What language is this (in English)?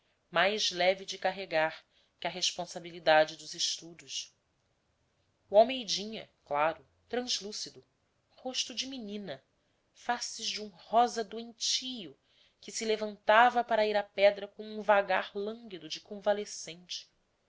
Portuguese